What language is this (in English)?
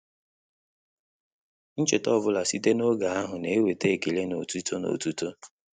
Igbo